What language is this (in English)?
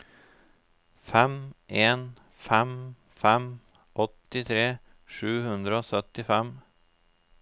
Norwegian